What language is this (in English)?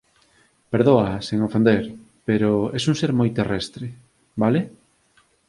Galician